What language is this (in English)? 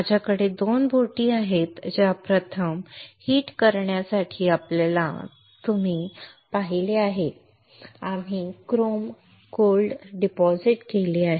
Marathi